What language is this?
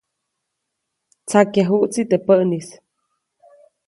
Copainalá Zoque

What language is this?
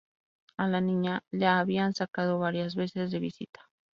Spanish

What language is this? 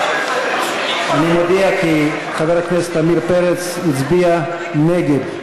Hebrew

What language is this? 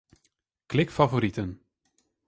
Western Frisian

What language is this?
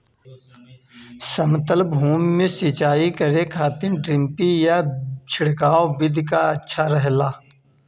Bhojpuri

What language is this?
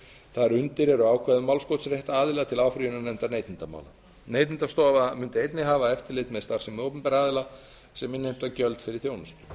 Icelandic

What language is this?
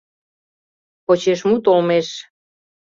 Mari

